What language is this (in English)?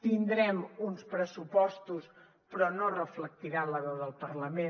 Catalan